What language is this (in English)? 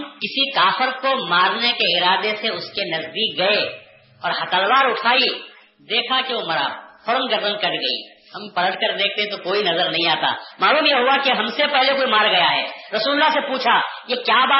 Urdu